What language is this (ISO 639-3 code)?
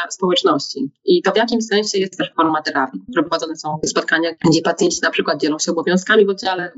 pol